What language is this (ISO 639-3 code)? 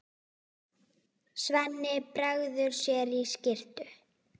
isl